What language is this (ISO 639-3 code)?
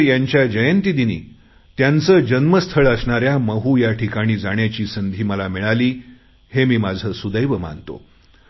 mar